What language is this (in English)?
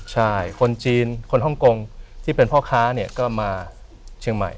Thai